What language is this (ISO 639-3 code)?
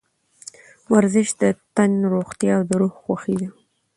pus